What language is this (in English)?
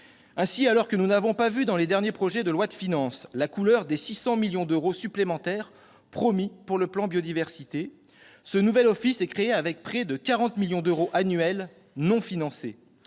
French